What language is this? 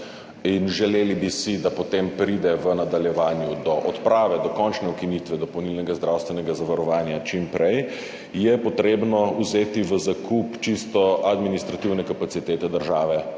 Slovenian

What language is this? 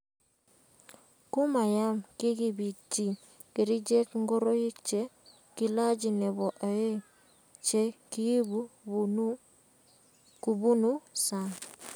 Kalenjin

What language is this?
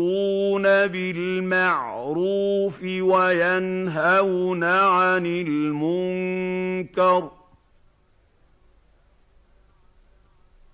Arabic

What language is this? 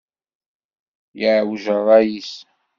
Kabyle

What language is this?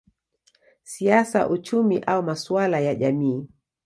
Swahili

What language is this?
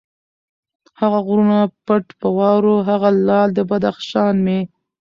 Pashto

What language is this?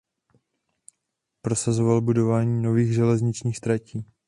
Czech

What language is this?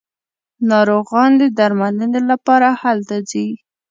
Pashto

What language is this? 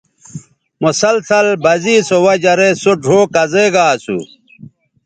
Bateri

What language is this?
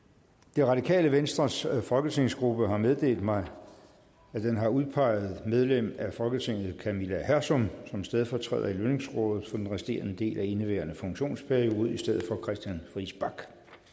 Danish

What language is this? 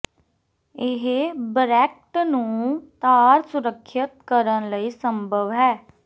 Punjabi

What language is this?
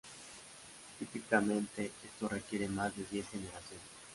Spanish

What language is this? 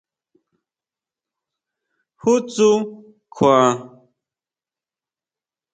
Huautla Mazatec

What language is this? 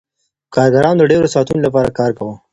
Pashto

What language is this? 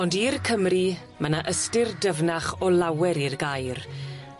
Welsh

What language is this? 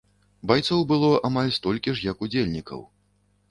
Belarusian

